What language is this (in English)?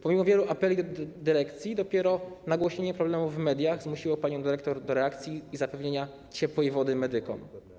Polish